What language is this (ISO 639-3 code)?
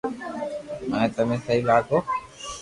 lrk